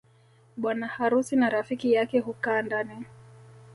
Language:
Swahili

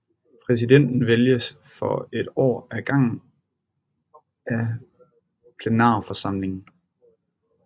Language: Danish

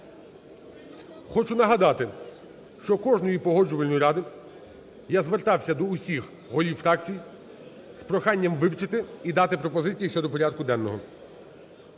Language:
Ukrainian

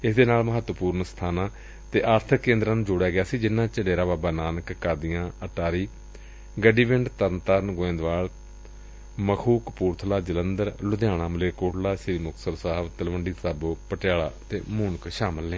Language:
Punjabi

